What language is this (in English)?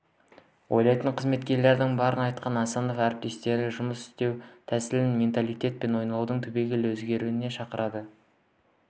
Kazakh